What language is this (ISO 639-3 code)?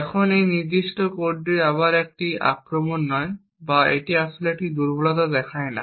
ben